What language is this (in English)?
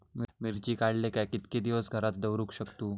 Marathi